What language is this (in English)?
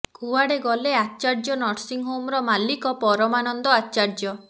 Odia